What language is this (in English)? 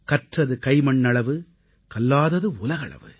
Tamil